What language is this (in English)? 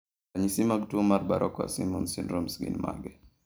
Luo (Kenya and Tanzania)